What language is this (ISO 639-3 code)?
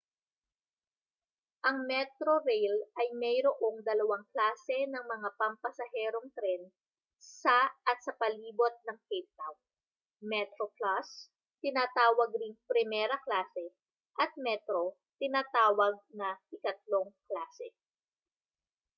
fil